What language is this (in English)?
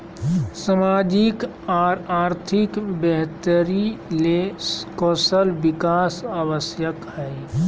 Magahi